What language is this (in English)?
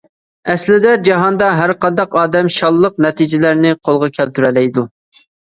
Uyghur